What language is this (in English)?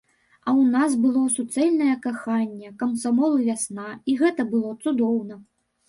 Belarusian